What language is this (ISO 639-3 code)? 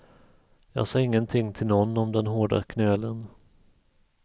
swe